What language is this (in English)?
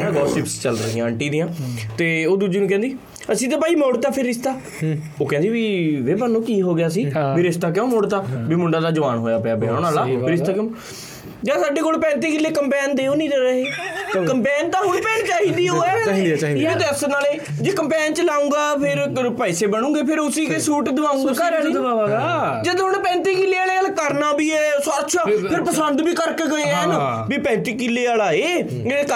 Punjabi